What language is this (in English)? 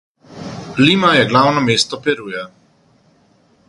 Slovenian